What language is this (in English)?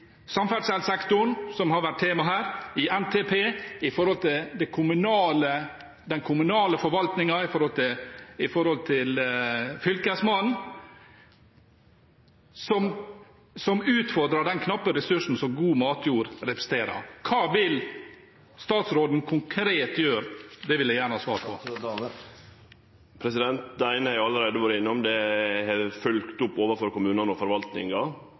Norwegian